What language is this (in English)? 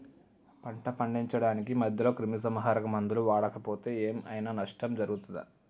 Telugu